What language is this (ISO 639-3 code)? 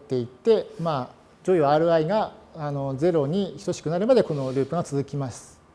jpn